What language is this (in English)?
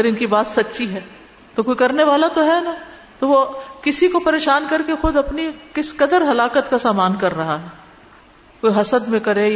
Urdu